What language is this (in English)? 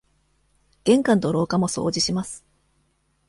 Japanese